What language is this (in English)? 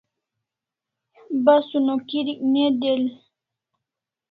Kalasha